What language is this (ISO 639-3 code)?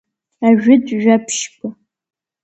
abk